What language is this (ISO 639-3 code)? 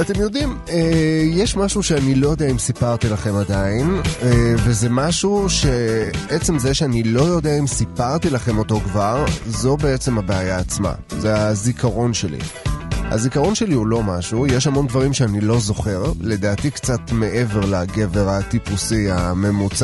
heb